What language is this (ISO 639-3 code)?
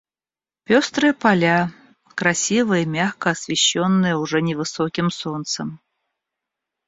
rus